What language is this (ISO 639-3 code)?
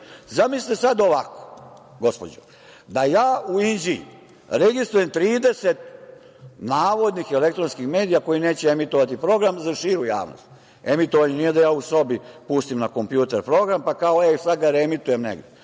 srp